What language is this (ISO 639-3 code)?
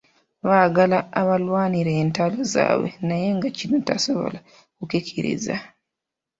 lug